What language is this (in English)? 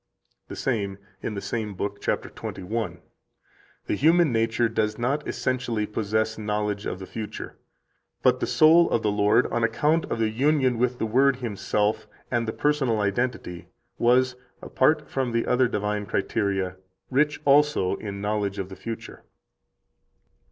English